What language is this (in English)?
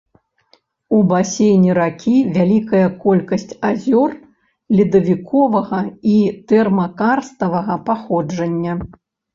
Belarusian